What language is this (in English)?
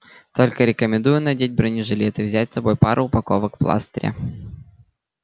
Russian